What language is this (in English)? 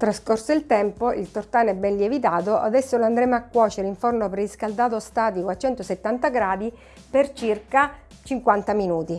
Italian